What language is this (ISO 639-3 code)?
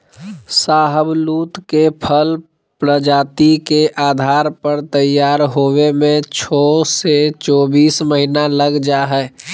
mag